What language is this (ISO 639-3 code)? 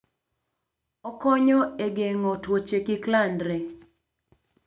luo